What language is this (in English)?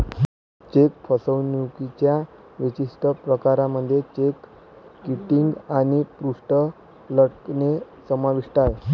Marathi